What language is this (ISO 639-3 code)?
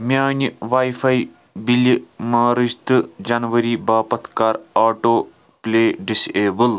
kas